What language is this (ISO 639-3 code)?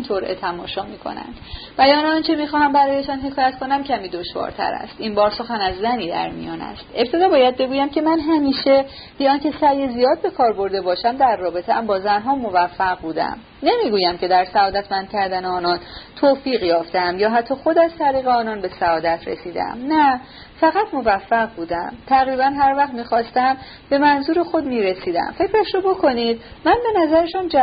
fas